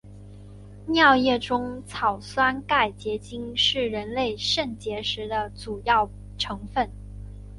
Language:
Chinese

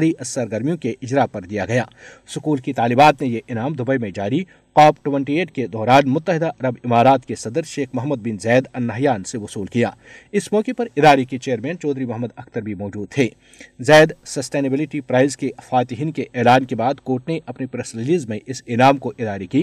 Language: Urdu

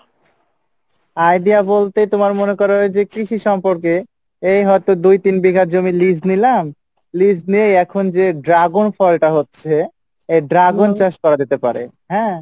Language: Bangla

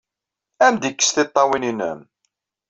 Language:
Kabyle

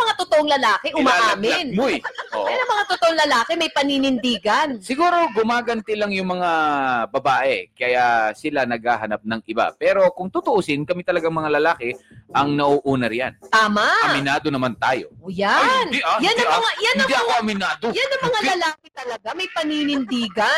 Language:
Filipino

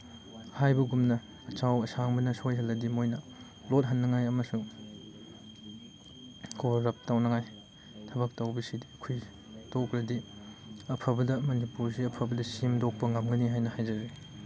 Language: Manipuri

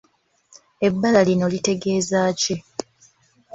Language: Ganda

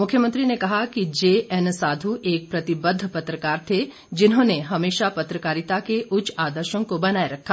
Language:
Hindi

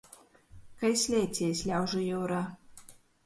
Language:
Latgalian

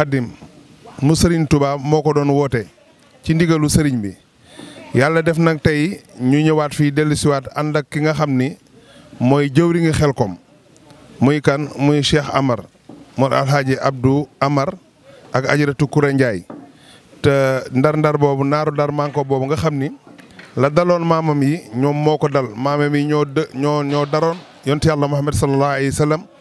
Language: Dutch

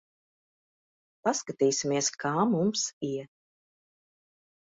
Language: Latvian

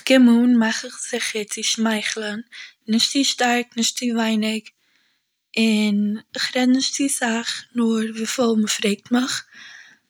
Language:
Yiddish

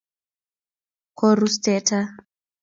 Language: Kalenjin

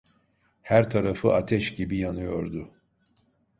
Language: Turkish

